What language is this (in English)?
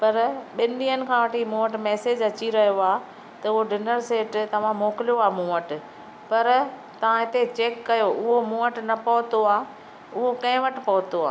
Sindhi